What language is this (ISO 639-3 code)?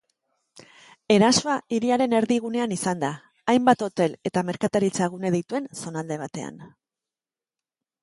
eus